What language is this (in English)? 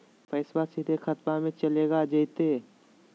Magahi